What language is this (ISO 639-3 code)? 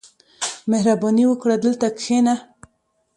pus